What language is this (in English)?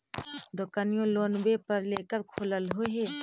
Magahi